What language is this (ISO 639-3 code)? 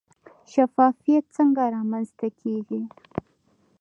pus